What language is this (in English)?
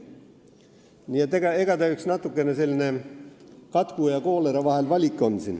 Estonian